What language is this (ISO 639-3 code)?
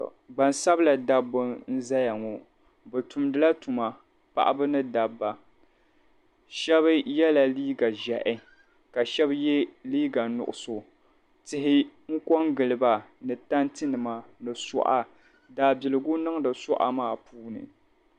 dag